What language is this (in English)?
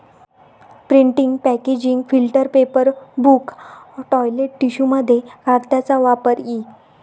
Marathi